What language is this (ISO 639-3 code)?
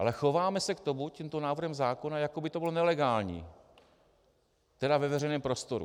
ces